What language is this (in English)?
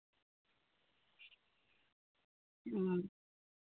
Santali